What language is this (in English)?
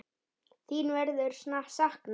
Icelandic